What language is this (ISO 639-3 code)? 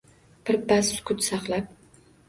uzb